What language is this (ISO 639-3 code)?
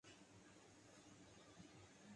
urd